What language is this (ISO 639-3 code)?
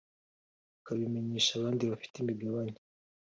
kin